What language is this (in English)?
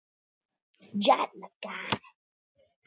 Icelandic